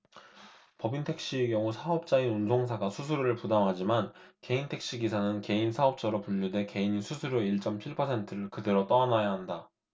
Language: Korean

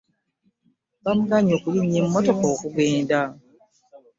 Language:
Ganda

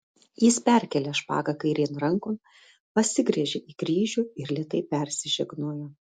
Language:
Lithuanian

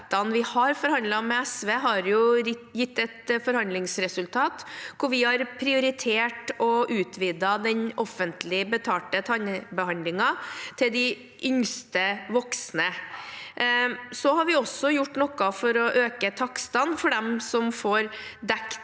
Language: Norwegian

